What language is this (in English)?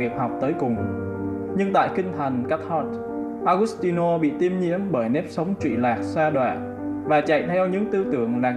Vietnamese